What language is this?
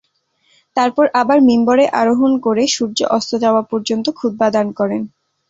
Bangla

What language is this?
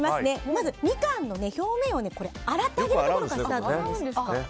Japanese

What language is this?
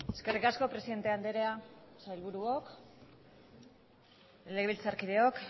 Basque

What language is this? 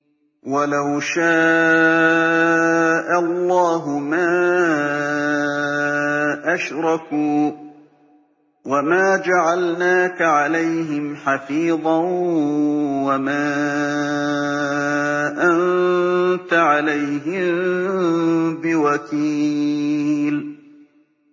Arabic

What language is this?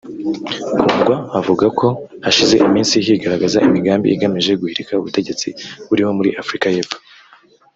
Kinyarwanda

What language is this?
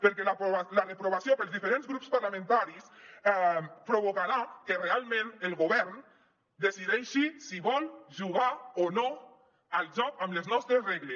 Catalan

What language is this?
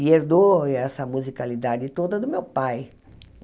Portuguese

